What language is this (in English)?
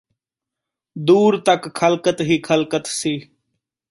Punjabi